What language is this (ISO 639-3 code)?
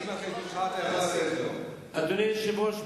heb